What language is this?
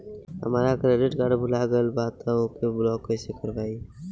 Bhojpuri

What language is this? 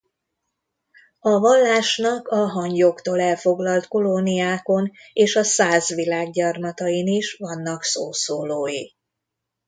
Hungarian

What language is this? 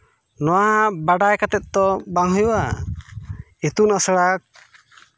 Santali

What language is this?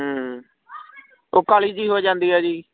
Punjabi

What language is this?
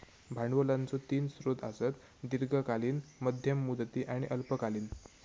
Marathi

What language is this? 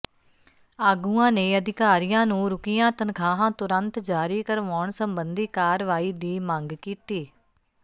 Punjabi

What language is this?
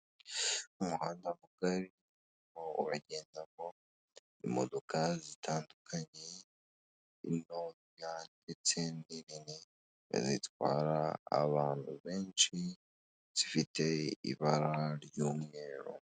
Kinyarwanda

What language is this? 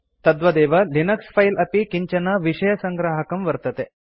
Sanskrit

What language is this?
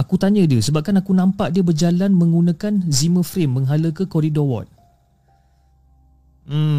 Malay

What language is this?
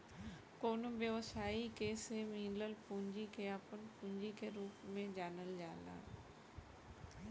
Bhojpuri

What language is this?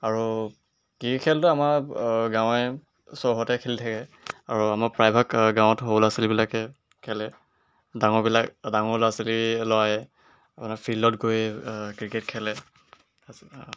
Assamese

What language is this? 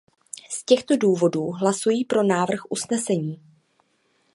Czech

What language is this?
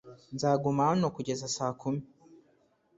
Kinyarwanda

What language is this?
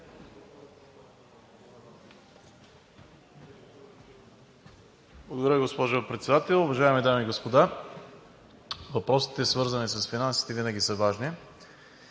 Bulgarian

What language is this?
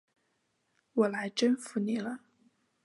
Chinese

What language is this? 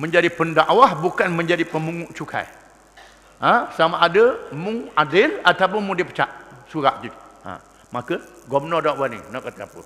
Malay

